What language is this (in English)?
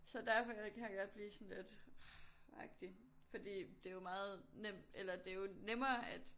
Danish